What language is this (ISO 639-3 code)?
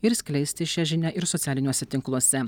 lit